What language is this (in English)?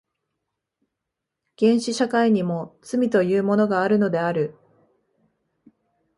Japanese